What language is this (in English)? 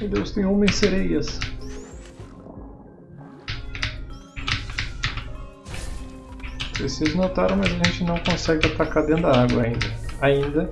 Portuguese